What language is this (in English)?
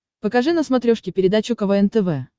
Russian